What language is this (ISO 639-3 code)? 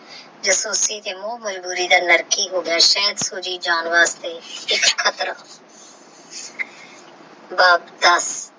pan